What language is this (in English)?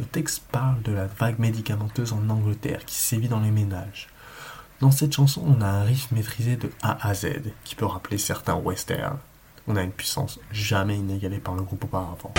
French